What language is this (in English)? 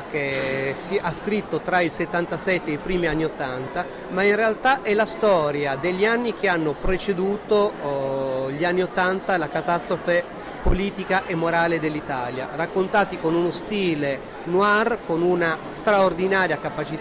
Italian